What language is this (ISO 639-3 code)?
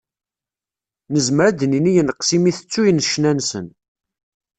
kab